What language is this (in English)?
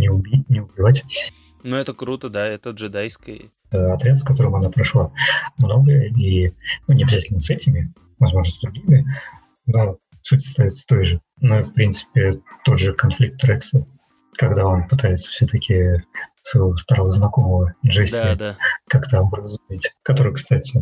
Russian